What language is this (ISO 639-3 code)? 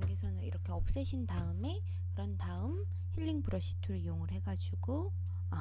kor